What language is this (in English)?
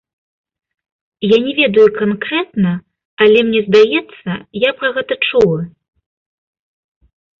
Belarusian